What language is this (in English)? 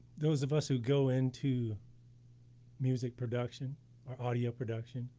English